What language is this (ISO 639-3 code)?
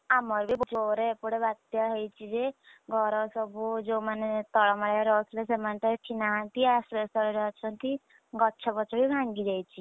ori